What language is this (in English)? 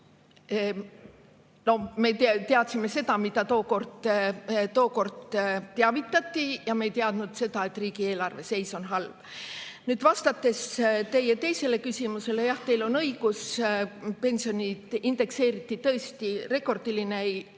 Estonian